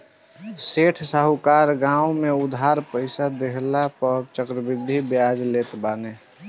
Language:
Bhojpuri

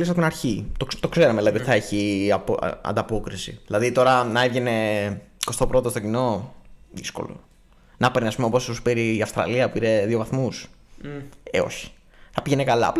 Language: Greek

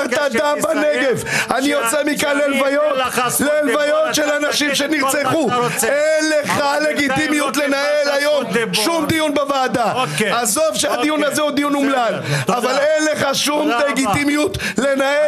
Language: Hebrew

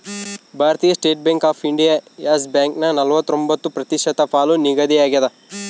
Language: Kannada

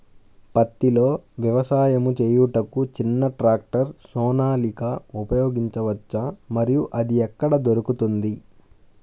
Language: Telugu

